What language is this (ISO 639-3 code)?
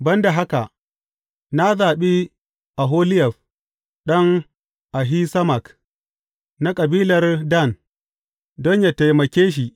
hau